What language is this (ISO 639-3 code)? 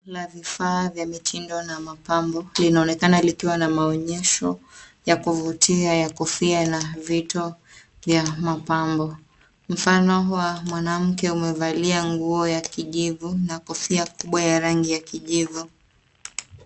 swa